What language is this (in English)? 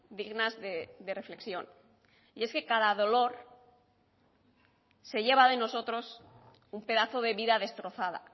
Spanish